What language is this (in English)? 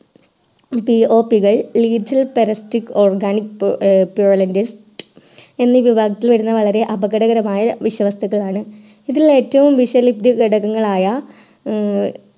Malayalam